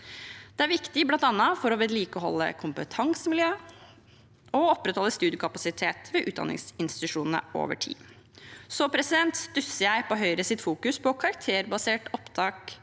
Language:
Norwegian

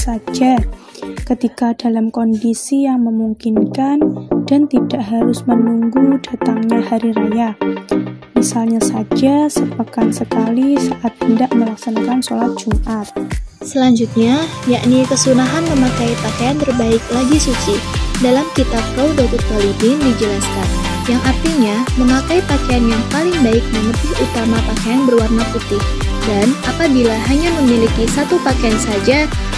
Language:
Indonesian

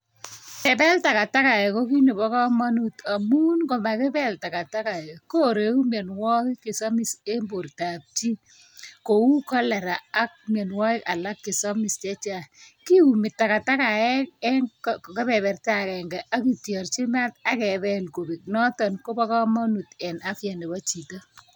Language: Kalenjin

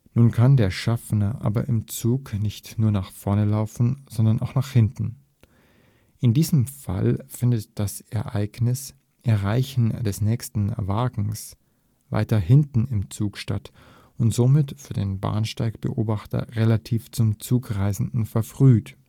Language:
German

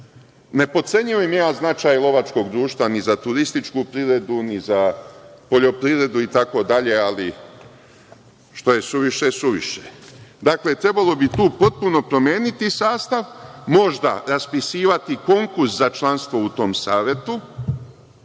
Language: Serbian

